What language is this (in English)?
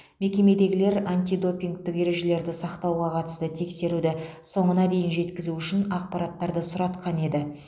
Kazakh